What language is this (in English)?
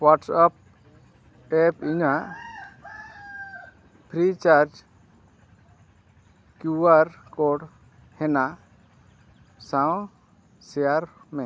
Santali